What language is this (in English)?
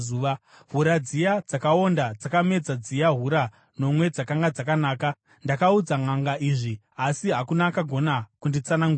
Shona